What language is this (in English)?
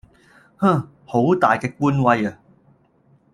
Cantonese